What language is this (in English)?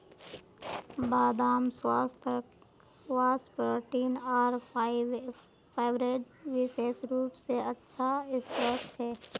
Magahi